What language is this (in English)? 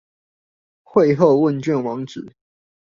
Chinese